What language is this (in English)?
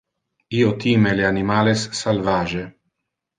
Interlingua